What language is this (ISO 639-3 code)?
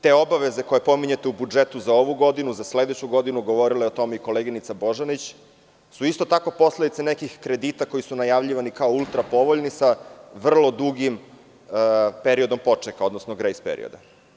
srp